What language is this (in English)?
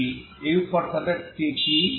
Bangla